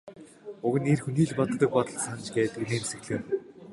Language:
Mongolian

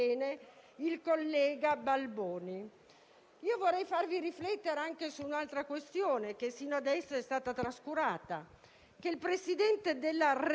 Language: Italian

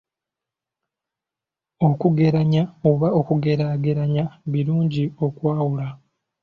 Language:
Ganda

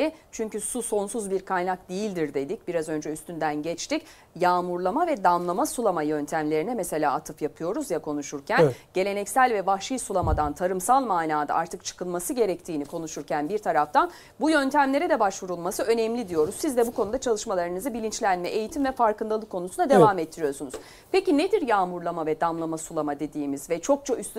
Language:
Turkish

